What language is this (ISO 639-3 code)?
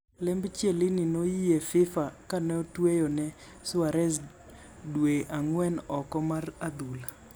luo